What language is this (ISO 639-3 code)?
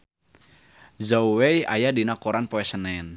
sun